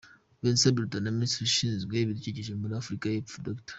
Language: Kinyarwanda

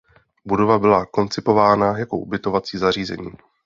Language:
Czech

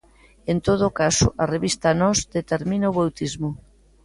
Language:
Galician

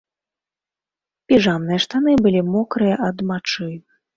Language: Belarusian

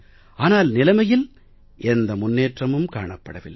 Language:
Tamil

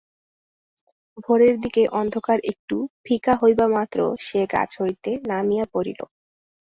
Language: Bangla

